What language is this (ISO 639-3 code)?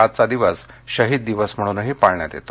mar